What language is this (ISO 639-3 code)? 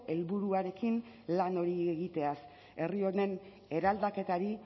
eus